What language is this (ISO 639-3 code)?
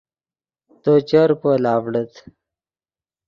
ydg